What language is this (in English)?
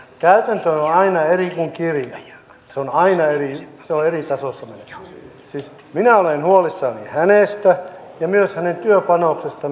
Finnish